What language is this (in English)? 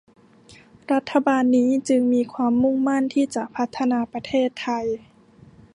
Thai